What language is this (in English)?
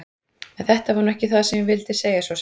Icelandic